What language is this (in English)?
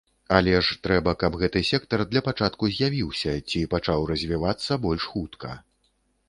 Belarusian